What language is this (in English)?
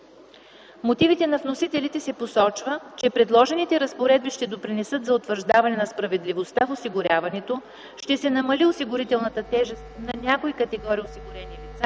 Bulgarian